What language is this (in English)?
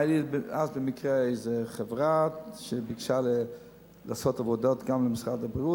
Hebrew